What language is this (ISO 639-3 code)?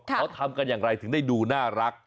tha